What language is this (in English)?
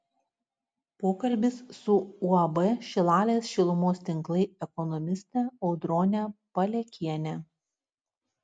Lithuanian